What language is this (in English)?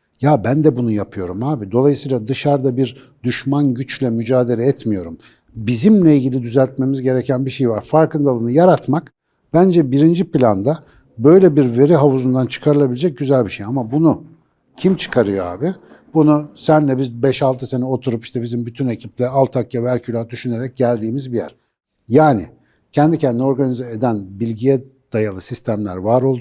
Turkish